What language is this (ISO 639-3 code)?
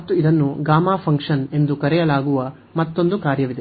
kan